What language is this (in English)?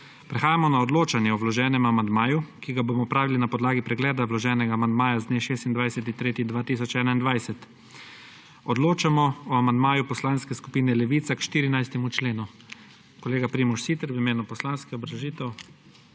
Slovenian